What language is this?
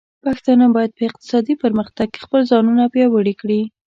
Pashto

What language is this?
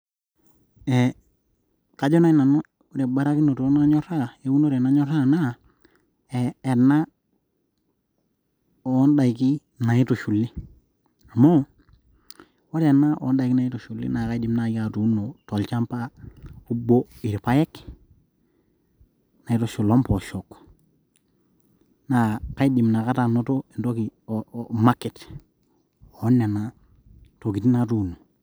Masai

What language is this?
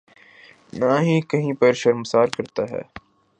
Urdu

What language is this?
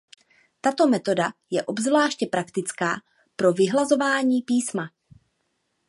Czech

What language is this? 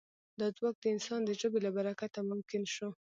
Pashto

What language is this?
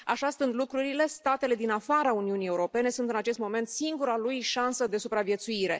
Romanian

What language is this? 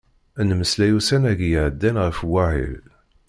Kabyle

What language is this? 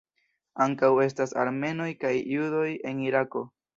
Esperanto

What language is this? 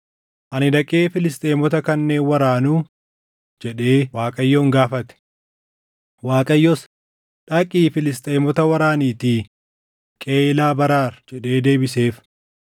Oromo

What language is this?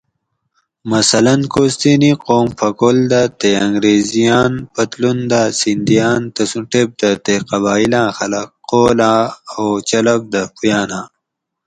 Gawri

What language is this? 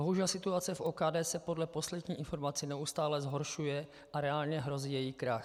Czech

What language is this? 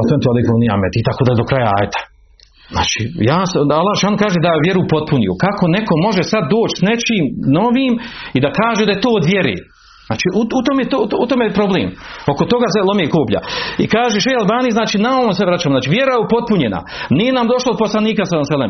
Croatian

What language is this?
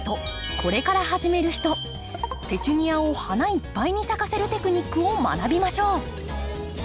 Japanese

